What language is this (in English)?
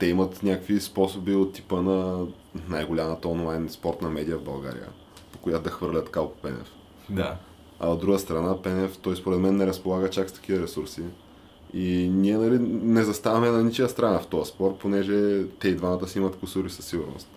Bulgarian